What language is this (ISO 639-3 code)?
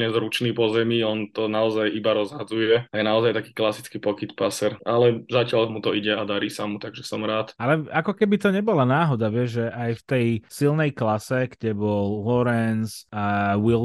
slk